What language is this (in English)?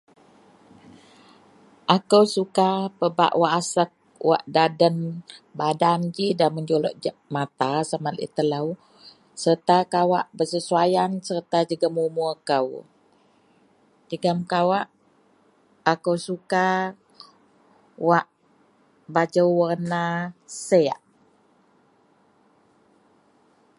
Central Melanau